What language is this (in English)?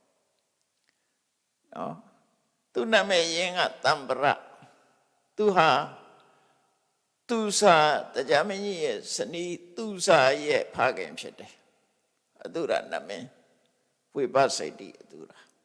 Vietnamese